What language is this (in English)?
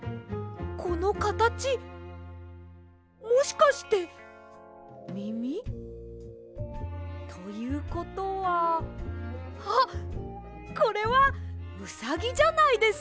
Japanese